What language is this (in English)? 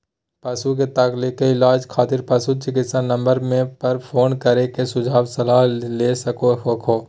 Magahi